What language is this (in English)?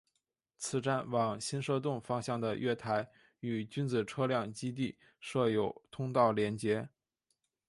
Chinese